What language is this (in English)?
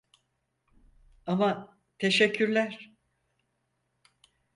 Turkish